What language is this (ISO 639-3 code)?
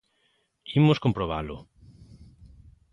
glg